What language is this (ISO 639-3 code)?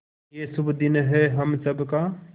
hin